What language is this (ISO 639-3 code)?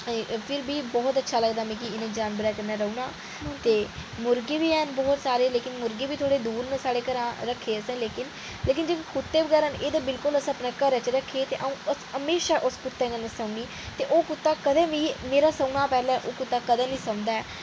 doi